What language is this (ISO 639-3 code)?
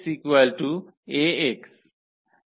ben